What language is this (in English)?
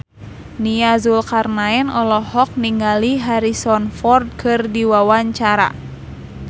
Sundanese